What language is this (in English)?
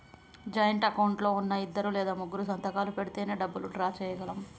Telugu